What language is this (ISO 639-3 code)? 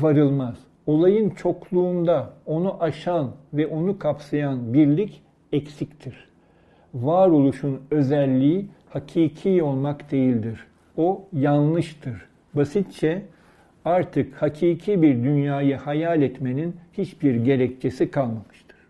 tur